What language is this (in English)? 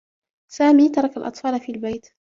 Arabic